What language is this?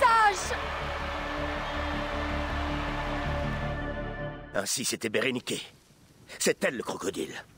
French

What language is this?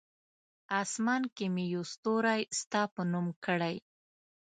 Pashto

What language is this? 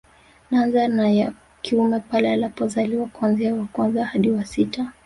Swahili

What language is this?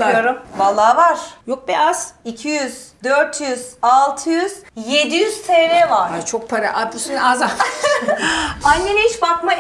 Turkish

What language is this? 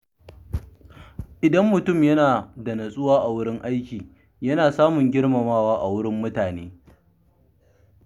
Hausa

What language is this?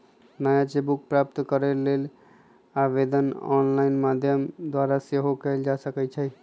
Magahi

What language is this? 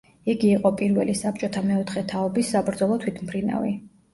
Georgian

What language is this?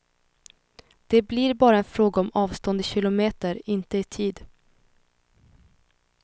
Swedish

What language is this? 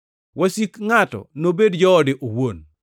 Luo (Kenya and Tanzania)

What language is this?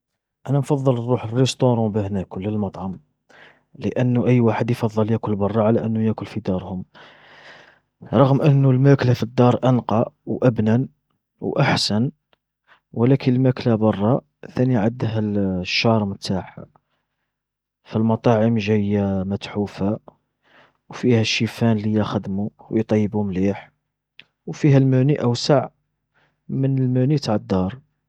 Algerian Arabic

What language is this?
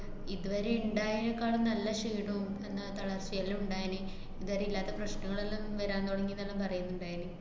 Malayalam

